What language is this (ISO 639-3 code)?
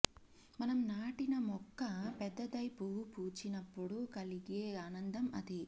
tel